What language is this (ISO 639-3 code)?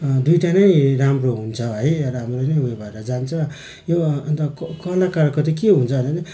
nep